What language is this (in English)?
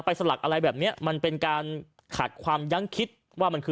Thai